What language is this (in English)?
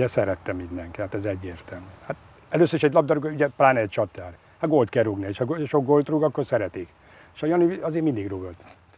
Hungarian